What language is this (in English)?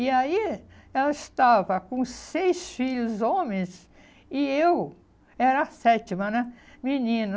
Portuguese